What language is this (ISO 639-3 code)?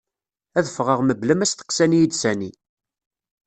kab